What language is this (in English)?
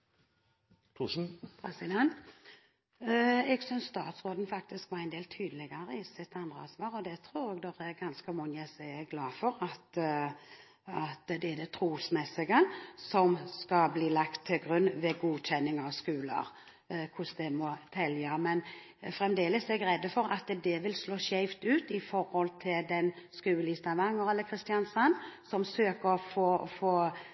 Norwegian Bokmål